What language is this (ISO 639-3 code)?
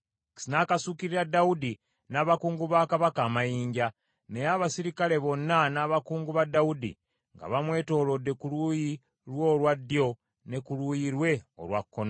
lug